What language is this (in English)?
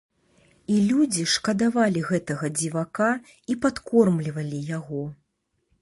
Belarusian